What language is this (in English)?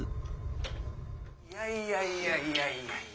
Japanese